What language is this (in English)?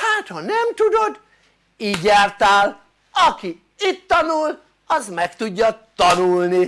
Hungarian